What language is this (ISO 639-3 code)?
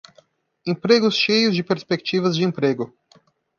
por